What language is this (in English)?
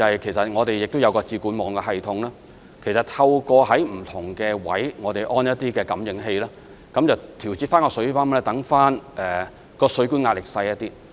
Cantonese